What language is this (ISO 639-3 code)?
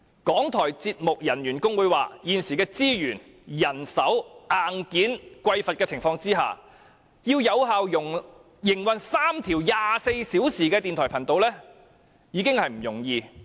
yue